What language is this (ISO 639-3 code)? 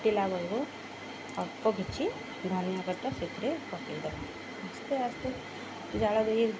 ori